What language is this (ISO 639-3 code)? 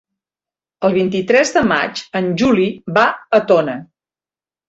cat